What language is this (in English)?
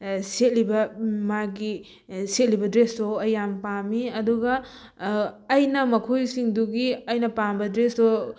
Manipuri